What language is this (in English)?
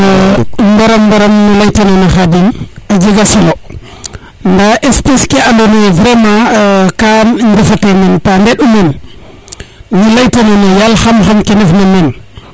Serer